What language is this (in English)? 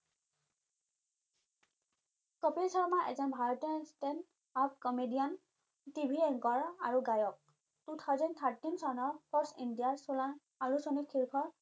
Assamese